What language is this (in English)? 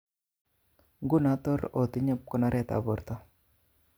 Kalenjin